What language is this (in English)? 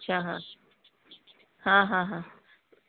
Hindi